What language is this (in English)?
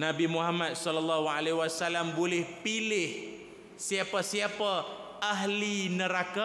Malay